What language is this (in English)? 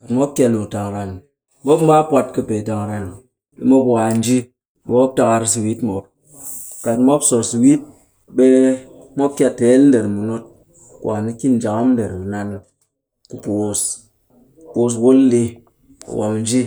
Cakfem-Mushere